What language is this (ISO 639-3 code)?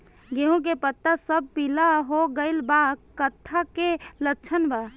bho